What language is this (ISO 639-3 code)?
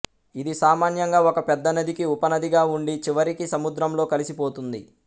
tel